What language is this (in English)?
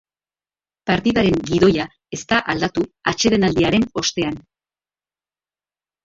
Basque